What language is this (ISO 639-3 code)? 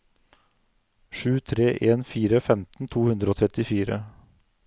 nor